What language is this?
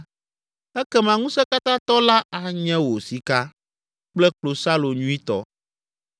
Ewe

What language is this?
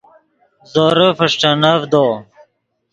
Yidgha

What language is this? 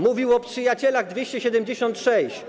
Polish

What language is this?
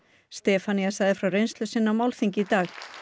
Icelandic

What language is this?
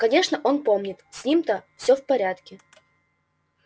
Russian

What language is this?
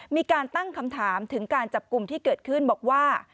Thai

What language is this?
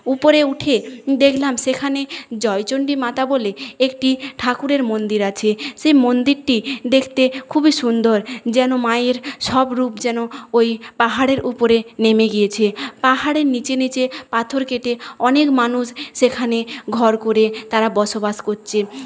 Bangla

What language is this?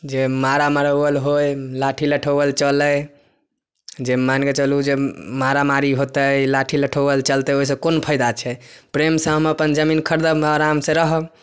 Maithili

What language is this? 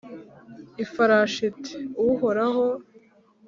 Kinyarwanda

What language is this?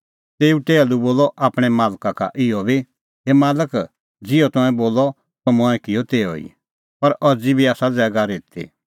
Kullu Pahari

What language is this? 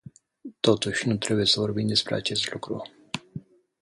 Romanian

